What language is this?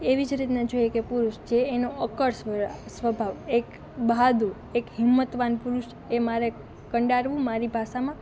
Gujarati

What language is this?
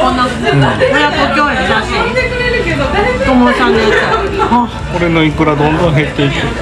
Japanese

